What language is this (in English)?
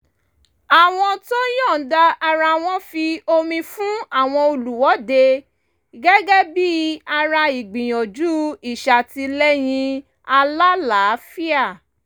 Yoruba